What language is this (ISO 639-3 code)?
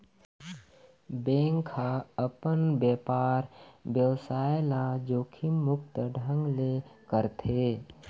hne